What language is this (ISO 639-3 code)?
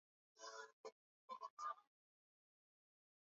swa